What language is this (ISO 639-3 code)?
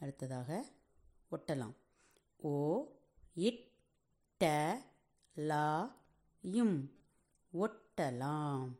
tam